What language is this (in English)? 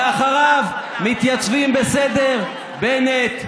Hebrew